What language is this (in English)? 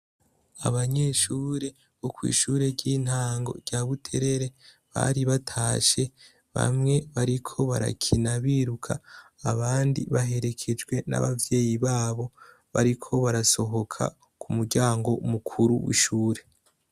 Rundi